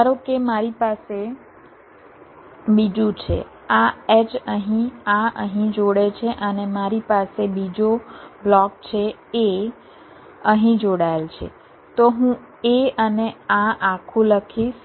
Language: Gujarati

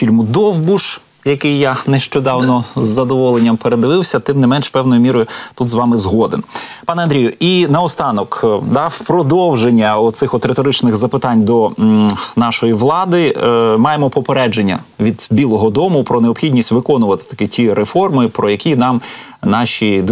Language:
Ukrainian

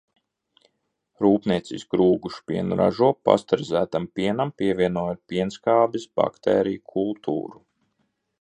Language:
Latvian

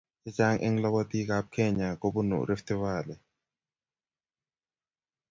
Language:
Kalenjin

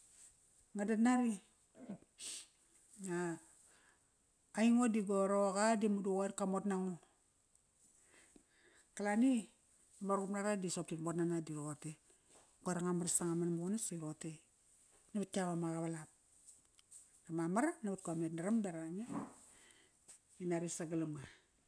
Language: Kairak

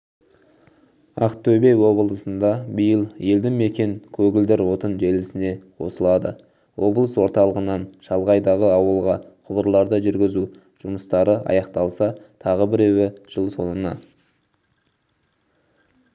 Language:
Kazakh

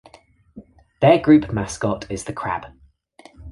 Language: English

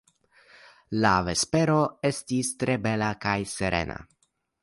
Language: Esperanto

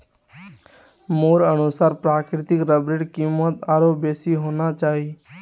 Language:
Magahi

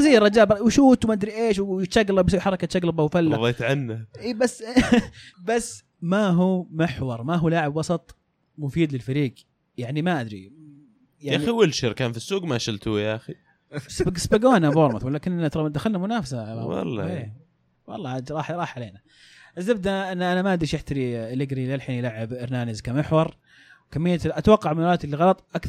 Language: Arabic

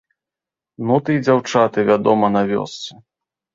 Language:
Belarusian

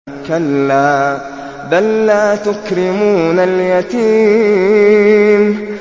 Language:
Arabic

